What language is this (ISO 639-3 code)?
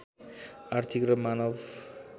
nep